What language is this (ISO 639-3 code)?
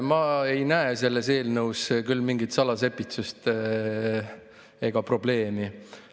est